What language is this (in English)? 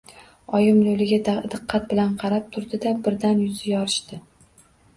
Uzbek